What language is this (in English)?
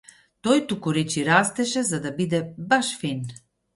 Macedonian